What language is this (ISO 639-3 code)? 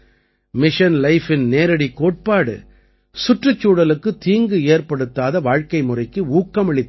tam